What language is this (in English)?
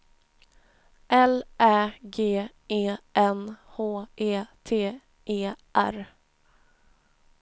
Swedish